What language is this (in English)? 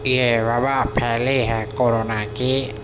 Urdu